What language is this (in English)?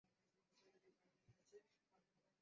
Bangla